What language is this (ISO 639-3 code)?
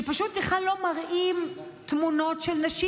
heb